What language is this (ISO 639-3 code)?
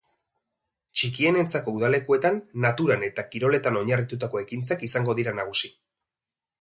eus